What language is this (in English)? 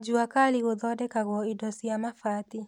Kikuyu